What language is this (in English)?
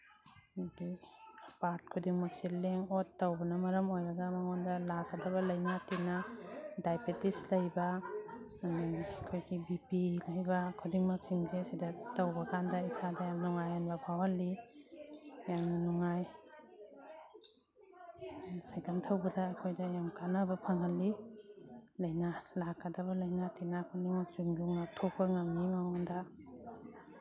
Manipuri